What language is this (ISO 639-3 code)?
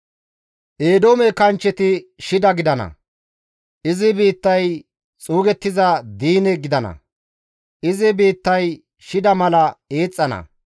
gmv